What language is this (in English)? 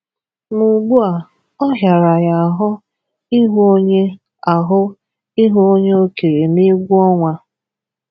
Igbo